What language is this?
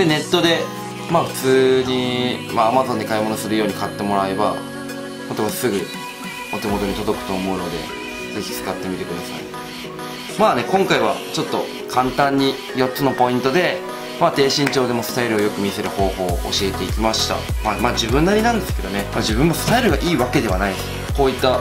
Japanese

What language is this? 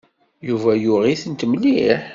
Kabyle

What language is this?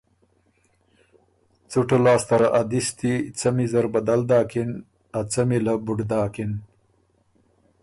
Ormuri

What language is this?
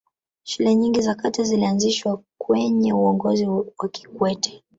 Swahili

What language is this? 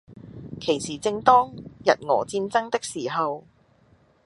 Cantonese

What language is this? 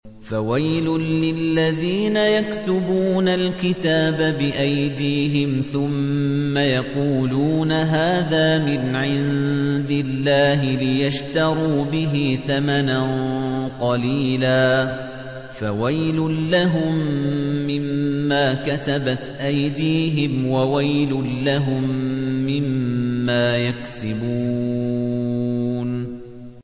Arabic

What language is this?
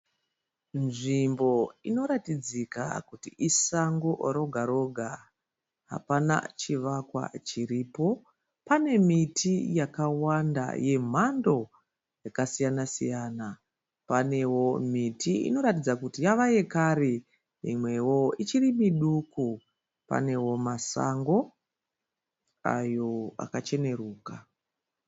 Shona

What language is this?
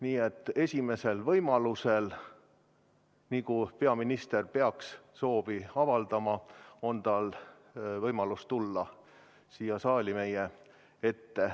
Estonian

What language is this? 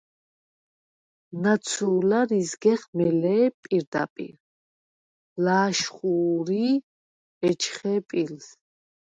Svan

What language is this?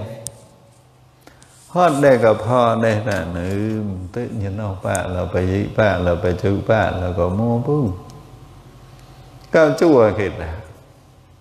Indonesian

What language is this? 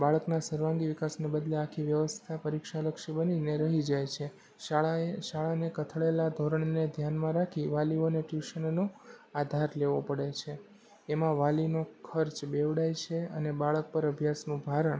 Gujarati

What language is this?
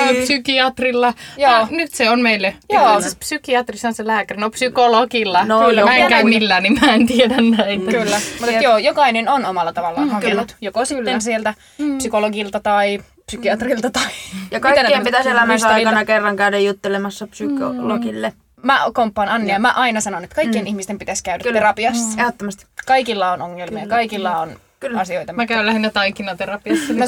Finnish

